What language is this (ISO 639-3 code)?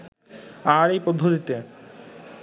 ben